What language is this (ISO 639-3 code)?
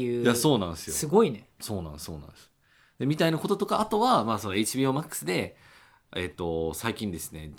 jpn